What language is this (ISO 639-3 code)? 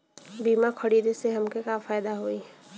bho